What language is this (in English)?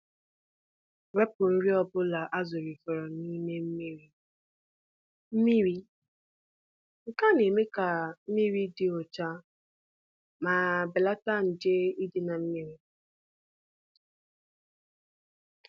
Igbo